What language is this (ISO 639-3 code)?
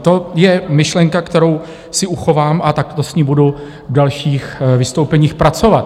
ces